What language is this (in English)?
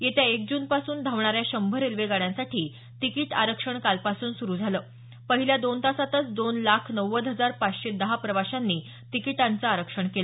Marathi